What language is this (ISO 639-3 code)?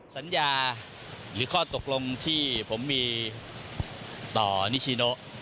tha